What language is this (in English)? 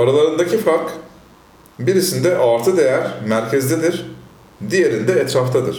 Turkish